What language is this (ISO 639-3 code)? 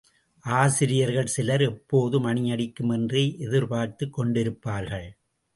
tam